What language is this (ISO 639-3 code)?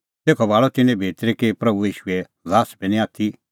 kfx